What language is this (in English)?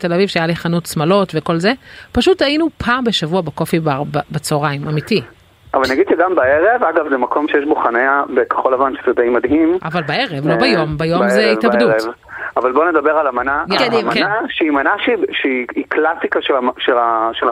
Hebrew